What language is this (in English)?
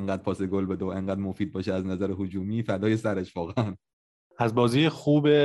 Persian